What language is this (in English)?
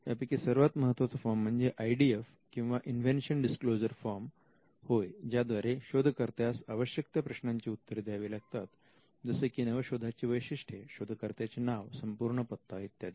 Marathi